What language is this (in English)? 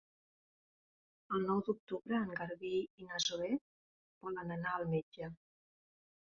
Catalan